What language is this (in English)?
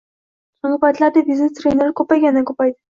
Uzbek